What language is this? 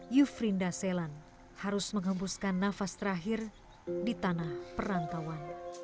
Indonesian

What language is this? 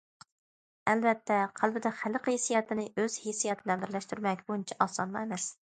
Uyghur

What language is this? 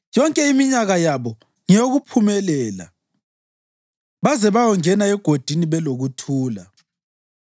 North Ndebele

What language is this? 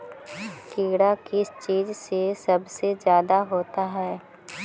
Magahi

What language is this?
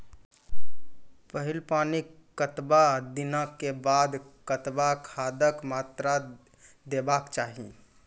Maithili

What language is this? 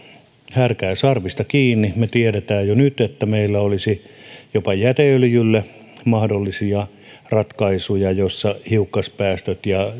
Finnish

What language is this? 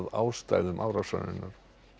Icelandic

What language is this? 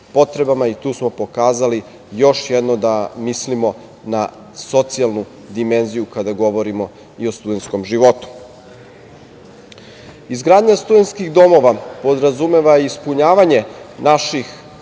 Serbian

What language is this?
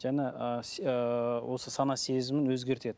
Kazakh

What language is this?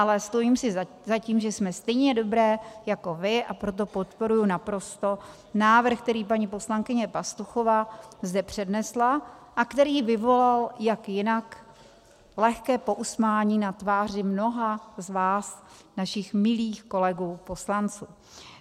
Czech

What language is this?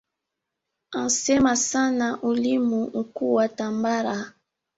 Swahili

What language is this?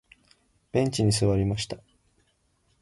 Japanese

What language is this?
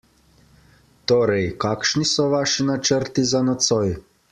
Slovenian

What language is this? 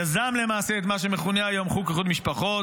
Hebrew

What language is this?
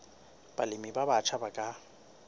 Southern Sotho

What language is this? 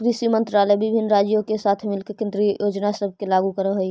Magahi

